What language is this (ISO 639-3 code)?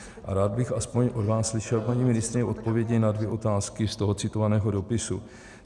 ces